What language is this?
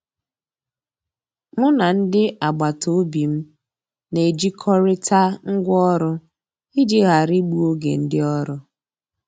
Igbo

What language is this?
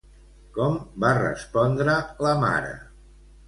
Catalan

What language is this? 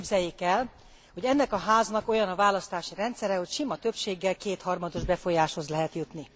Hungarian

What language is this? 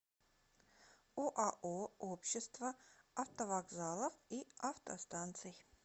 Russian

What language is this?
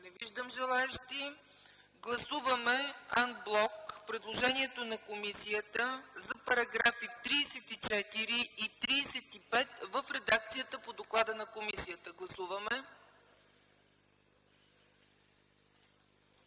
Bulgarian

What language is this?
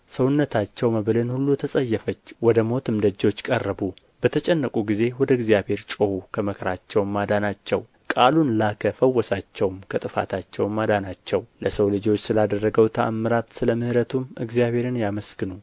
Amharic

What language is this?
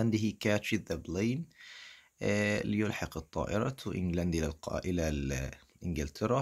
Arabic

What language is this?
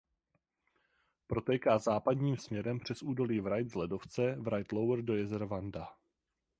Czech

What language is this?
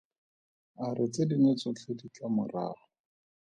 Tswana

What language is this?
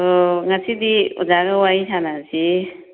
Manipuri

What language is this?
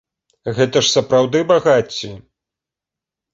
Belarusian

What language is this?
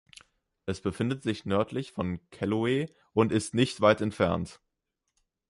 German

